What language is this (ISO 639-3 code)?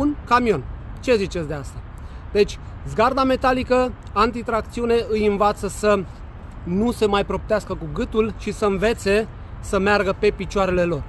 ron